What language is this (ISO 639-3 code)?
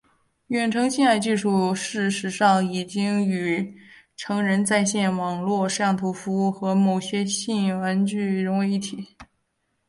zho